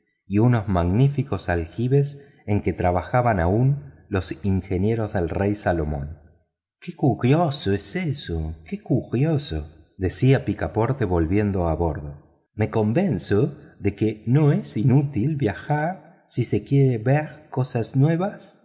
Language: Spanish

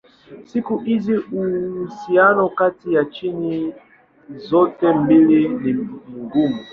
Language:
Swahili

